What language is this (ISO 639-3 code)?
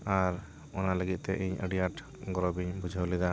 sat